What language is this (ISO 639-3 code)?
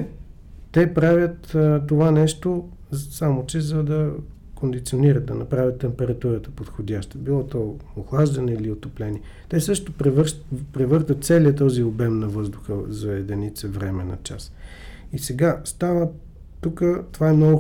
bul